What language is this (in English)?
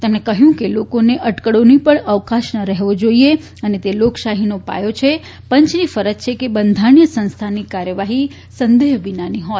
Gujarati